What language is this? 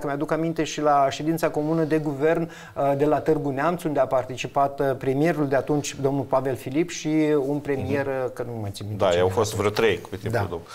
Romanian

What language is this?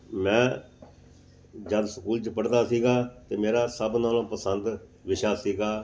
Punjabi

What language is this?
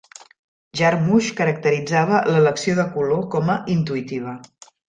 Catalan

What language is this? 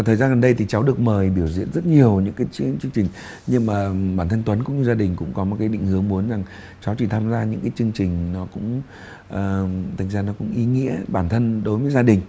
Vietnamese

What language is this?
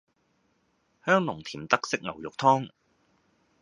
Cantonese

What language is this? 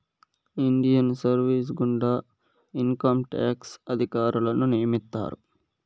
Telugu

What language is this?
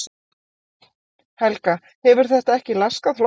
Icelandic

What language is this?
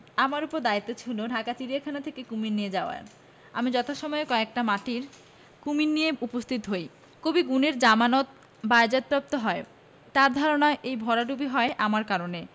Bangla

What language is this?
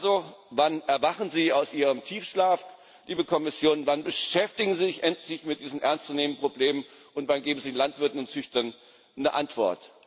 German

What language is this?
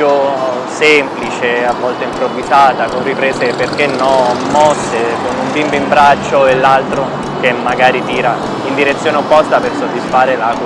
Italian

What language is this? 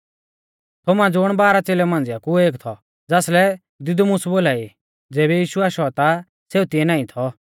Mahasu Pahari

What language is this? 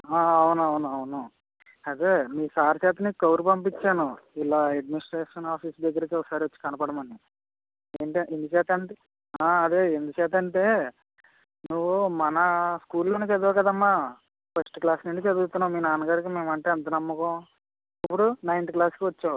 Telugu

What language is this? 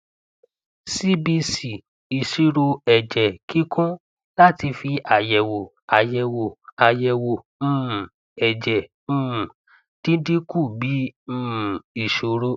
Yoruba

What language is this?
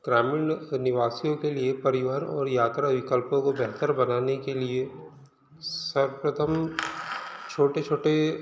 Hindi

